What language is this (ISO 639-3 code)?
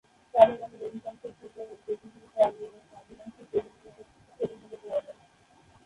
ben